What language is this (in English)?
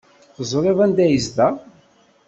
Kabyle